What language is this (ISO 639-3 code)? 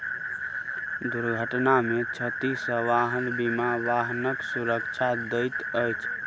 mai